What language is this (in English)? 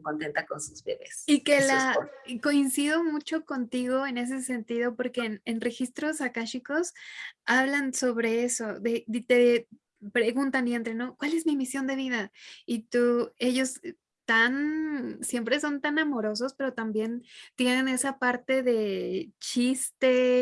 Spanish